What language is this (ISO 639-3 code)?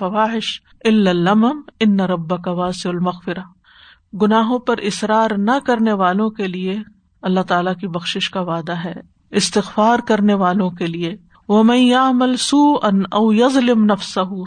urd